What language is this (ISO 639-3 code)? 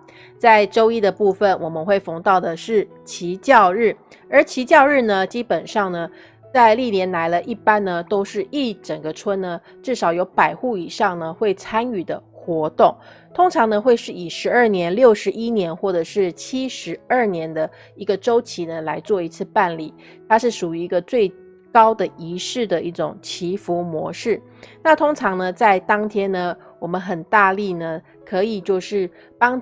zho